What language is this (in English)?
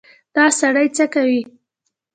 Pashto